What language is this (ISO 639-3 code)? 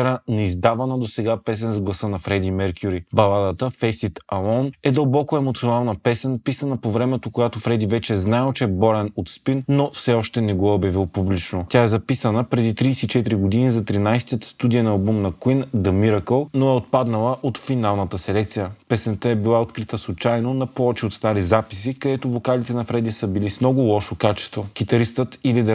bul